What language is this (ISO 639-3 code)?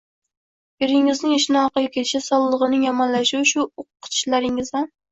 uzb